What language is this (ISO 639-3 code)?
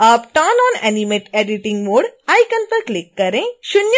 hin